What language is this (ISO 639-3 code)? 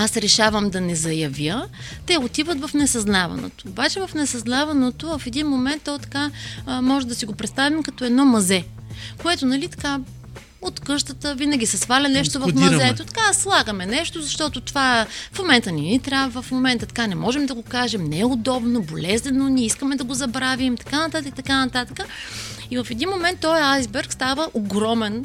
bul